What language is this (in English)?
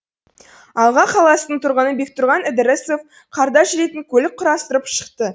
Kazakh